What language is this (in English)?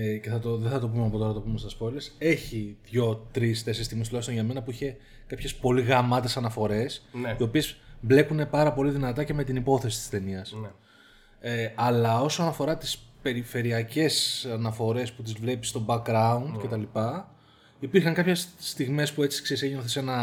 Greek